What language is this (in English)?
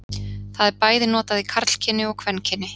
Icelandic